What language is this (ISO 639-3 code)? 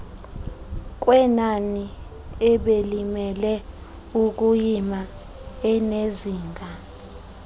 xho